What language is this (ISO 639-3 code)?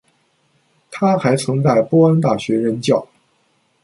zho